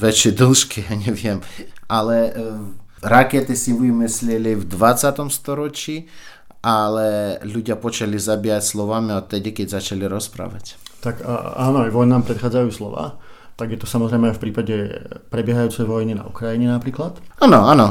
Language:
Slovak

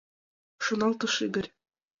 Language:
Mari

